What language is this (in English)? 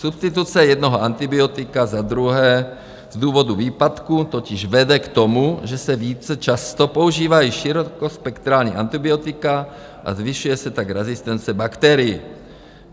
Czech